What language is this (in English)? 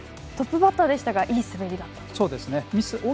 Japanese